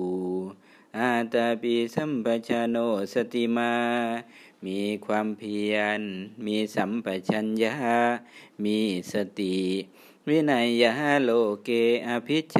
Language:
Thai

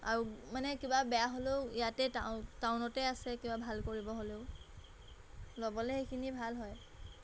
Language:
Assamese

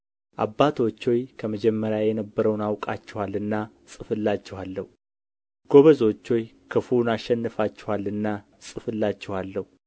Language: Amharic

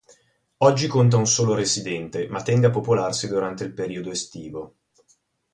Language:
Italian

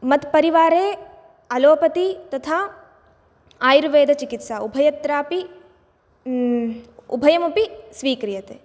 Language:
Sanskrit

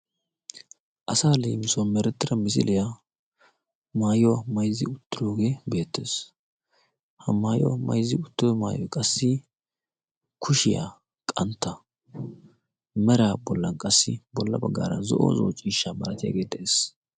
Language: Wolaytta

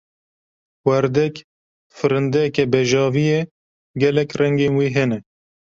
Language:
Kurdish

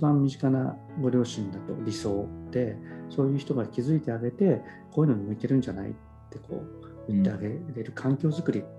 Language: Japanese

